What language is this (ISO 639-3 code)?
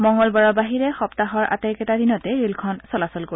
asm